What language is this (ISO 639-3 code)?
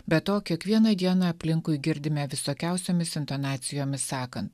lit